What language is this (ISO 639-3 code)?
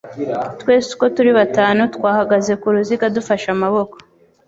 kin